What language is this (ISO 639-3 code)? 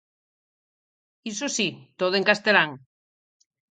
glg